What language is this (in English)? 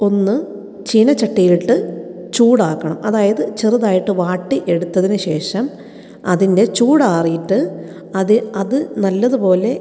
Malayalam